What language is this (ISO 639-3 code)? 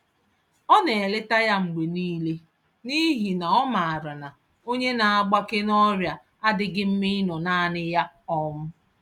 ibo